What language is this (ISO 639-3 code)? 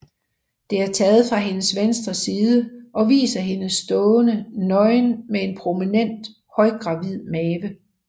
dan